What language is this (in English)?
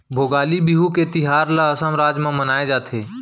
Chhattisgarhi